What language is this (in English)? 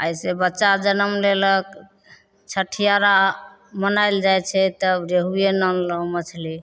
Maithili